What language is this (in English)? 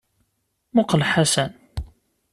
Kabyle